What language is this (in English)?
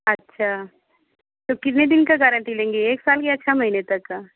Hindi